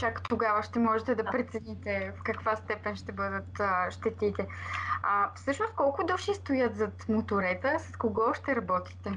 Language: Bulgarian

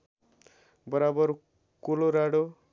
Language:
Nepali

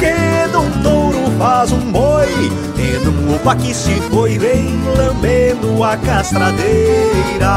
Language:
Portuguese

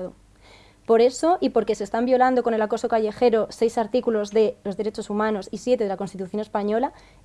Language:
Spanish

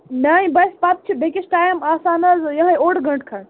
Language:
Kashmiri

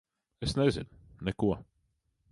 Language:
Latvian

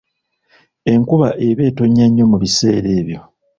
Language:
Ganda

